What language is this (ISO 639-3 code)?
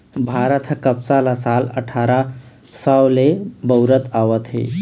hne